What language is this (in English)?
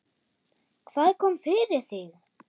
Icelandic